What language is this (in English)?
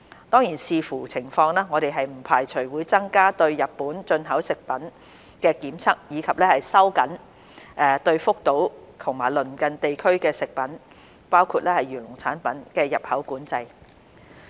Cantonese